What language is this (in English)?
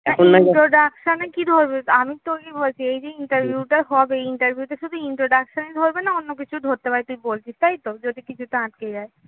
Bangla